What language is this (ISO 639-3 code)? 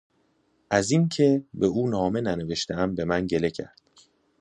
fas